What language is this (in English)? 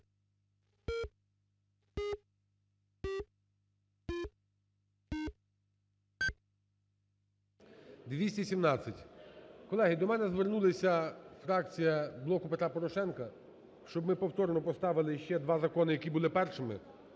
Ukrainian